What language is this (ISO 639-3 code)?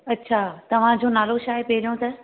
snd